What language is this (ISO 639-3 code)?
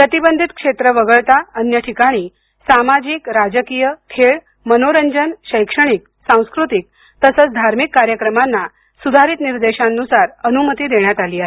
mar